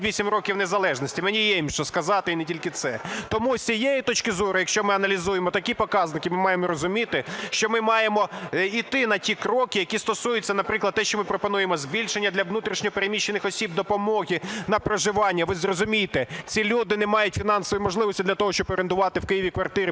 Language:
Ukrainian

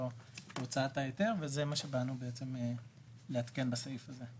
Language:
Hebrew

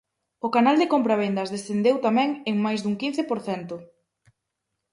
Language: Galician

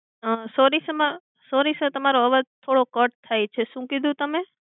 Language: Gujarati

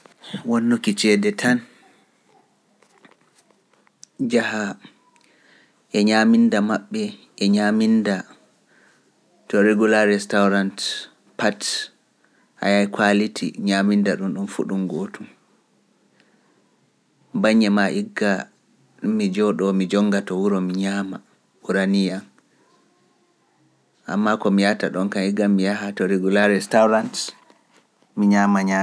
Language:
Pular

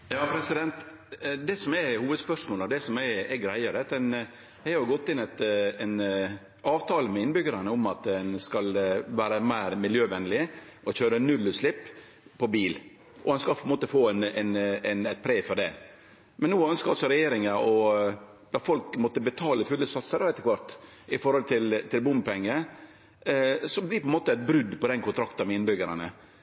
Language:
Norwegian Nynorsk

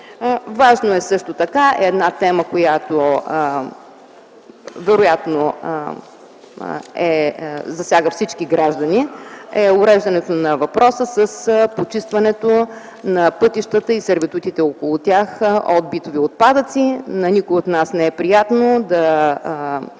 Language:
Bulgarian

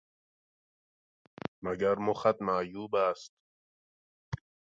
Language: Persian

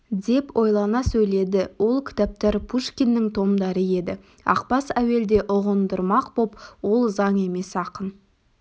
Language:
Kazakh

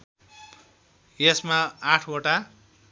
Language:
Nepali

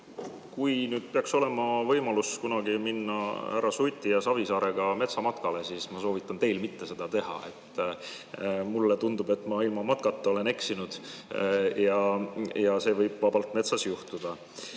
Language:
Estonian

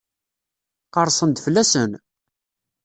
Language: Kabyle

